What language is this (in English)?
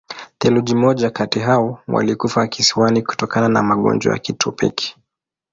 Swahili